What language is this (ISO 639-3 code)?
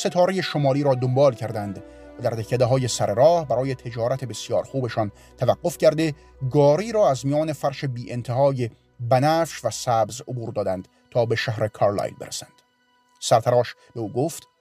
fas